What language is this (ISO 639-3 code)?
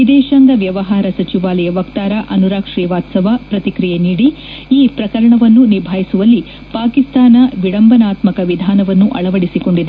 kan